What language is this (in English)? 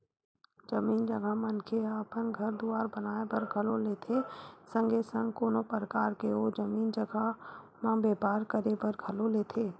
Chhattisgarhi